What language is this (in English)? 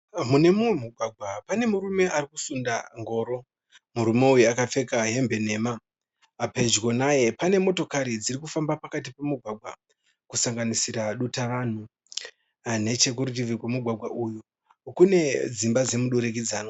Shona